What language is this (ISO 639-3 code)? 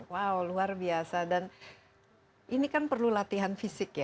ind